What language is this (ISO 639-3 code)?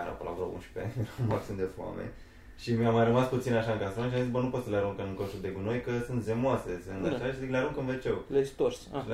ron